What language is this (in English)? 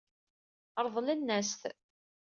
Kabyle